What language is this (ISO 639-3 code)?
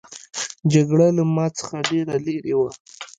pus